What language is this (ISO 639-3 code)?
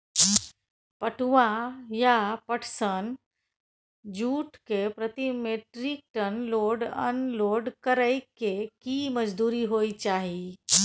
mai